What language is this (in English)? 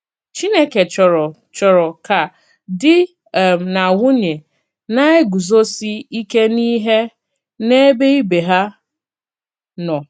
Igbo